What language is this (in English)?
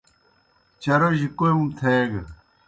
Kohistani Shina